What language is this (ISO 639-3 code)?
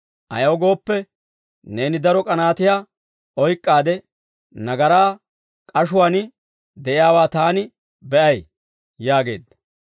dwr